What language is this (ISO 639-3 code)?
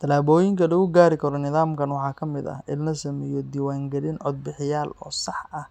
som